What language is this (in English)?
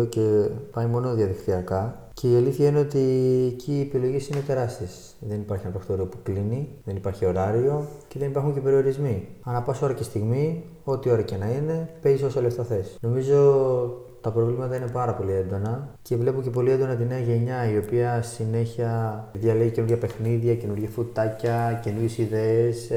Greek